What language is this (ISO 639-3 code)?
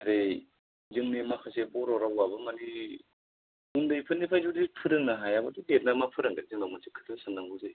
brx